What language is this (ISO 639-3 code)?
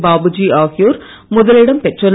tam